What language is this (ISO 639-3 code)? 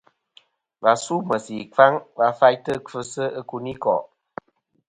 bkm